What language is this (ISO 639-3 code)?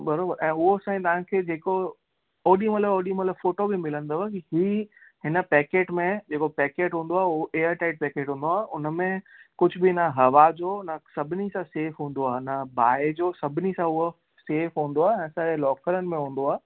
snd